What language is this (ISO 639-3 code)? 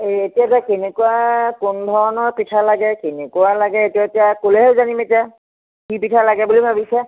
asm